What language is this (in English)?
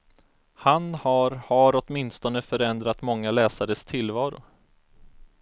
Swedish